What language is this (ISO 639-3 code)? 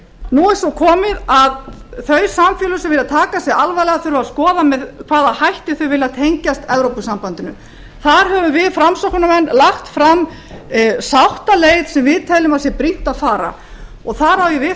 isl